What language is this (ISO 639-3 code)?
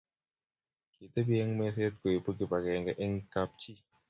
kln